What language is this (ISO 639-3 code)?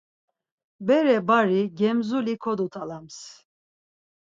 lzz